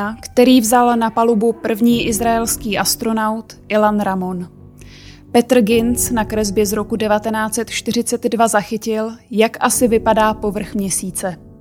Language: Czech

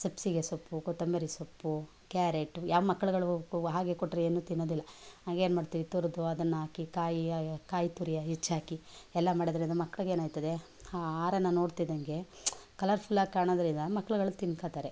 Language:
Kannada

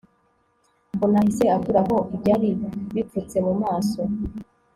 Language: Kinyarwanda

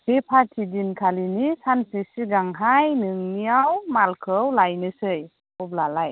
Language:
Bodo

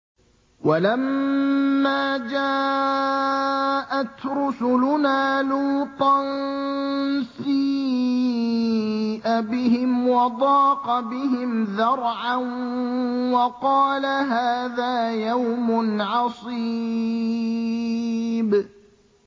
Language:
Arabic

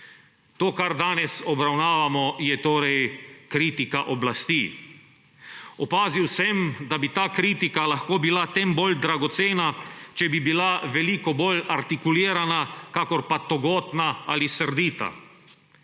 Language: Slovenian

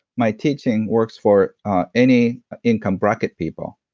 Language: English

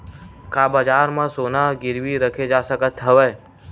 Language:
Chhattisgarhi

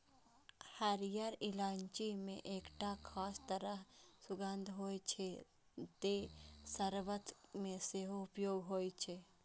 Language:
Maithili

